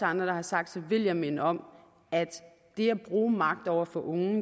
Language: Danish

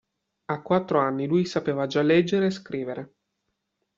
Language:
Italian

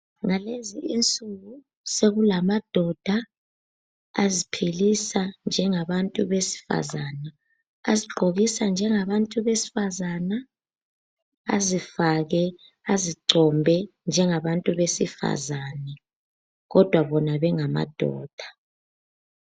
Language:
North Ndebele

